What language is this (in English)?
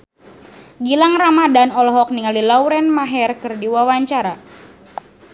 Sundanese